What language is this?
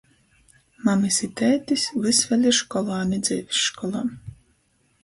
Latgalian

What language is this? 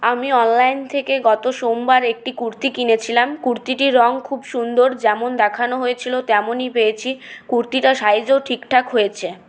Bangla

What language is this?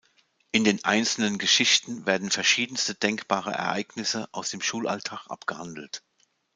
German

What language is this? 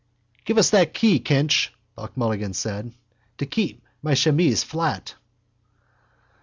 English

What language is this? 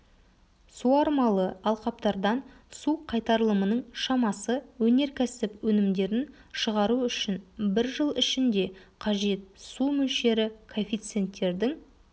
Kazakh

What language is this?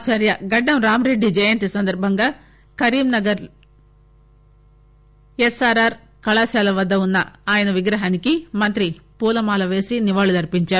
Telugu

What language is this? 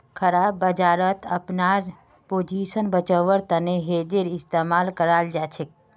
Magahi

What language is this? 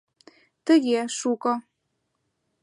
Mari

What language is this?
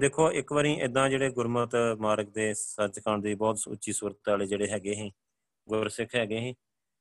Punjabi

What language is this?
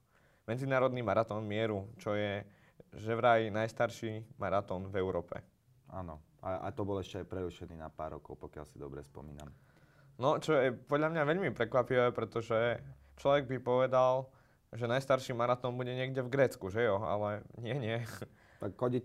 Slovak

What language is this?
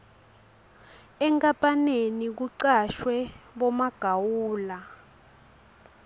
Swati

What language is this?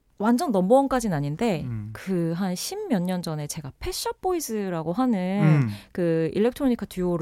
Korean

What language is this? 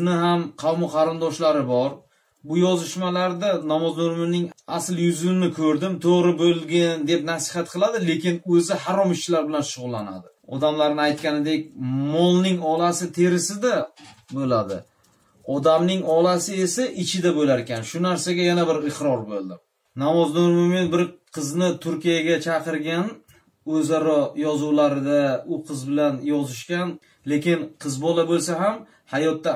Turkish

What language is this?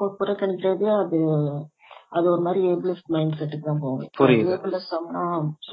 Tamil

